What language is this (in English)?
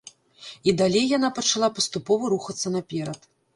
Belarusian